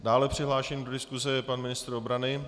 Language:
Czech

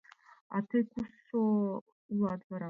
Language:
Mari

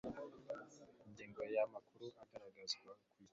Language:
Kinyarwanda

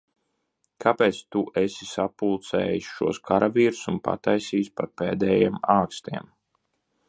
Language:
Latvian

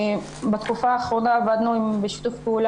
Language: Hebrew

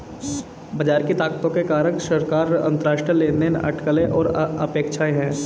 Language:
Hindi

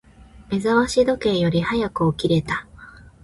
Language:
Japanese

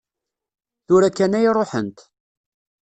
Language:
Kabyle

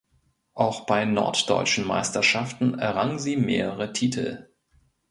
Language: German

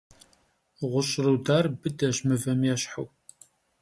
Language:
Kabardian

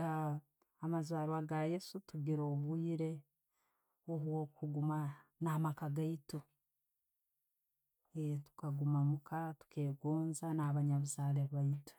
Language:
Tooro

